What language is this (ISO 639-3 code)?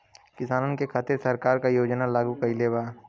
bho